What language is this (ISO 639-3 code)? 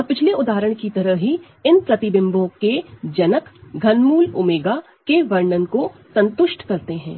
hin